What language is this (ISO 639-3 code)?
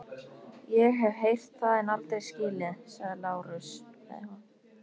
isl